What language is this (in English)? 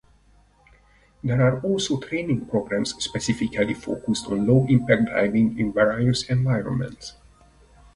English